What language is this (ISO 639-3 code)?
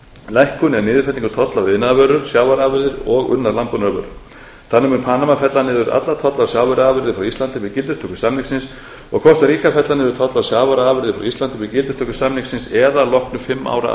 isl